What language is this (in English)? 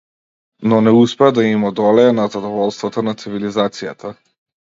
Macedonian